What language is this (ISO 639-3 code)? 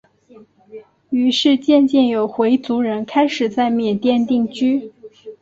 zho